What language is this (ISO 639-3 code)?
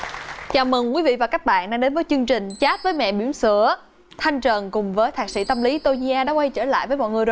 vie